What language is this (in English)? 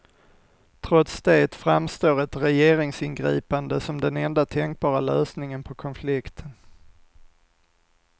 Swedish